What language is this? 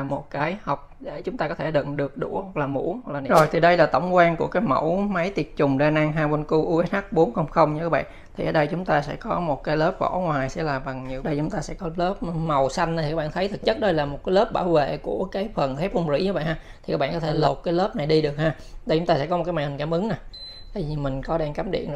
Vietnamese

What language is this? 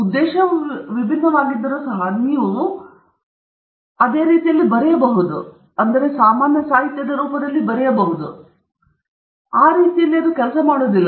Kannada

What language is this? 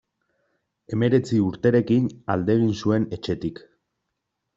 Basque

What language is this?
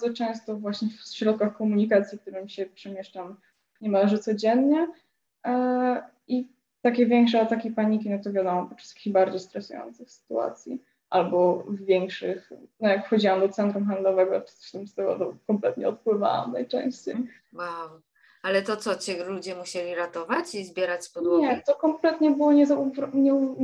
Polish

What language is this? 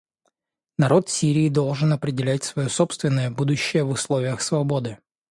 Russian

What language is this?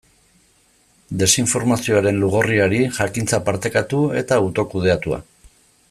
Basque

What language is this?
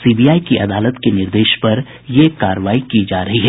Hindi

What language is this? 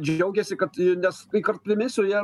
Lithuanian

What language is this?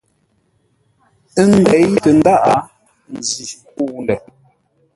Ngombale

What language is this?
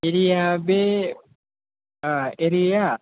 Bodo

